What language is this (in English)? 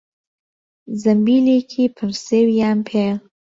Central Kurdish